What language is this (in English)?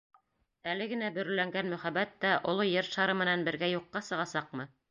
Bashkir